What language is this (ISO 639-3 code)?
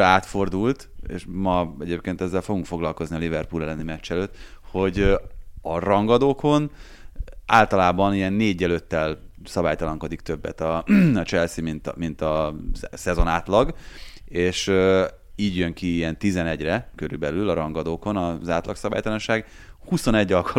hun